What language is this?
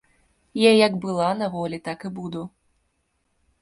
Belarusian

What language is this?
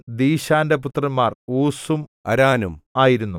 Malayalam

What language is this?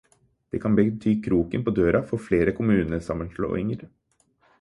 Norwegian Bokmål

